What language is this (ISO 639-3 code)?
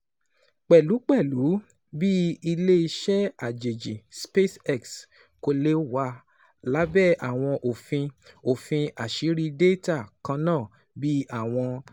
yor